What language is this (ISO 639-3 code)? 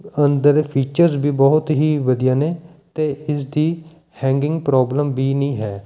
pan